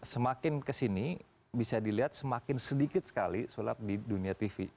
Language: Indonesian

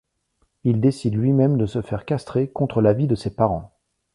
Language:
French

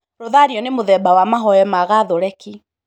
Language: Kikuyu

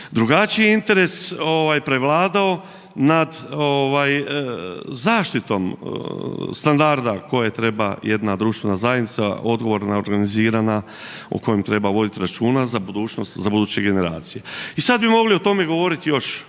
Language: Croatian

